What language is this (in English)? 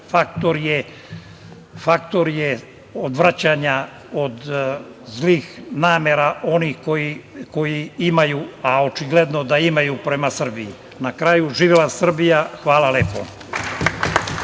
Serbian